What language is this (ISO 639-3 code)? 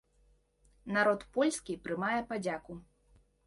bel